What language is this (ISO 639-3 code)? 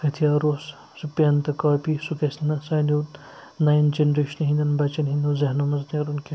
kas